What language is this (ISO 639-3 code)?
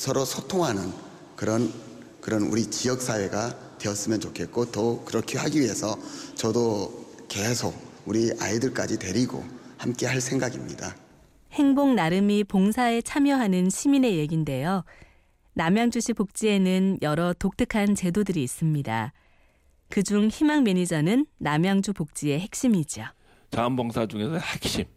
kor